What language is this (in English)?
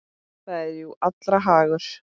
Icelandic